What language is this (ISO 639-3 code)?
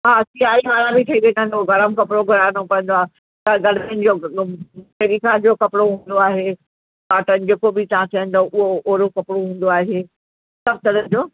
snd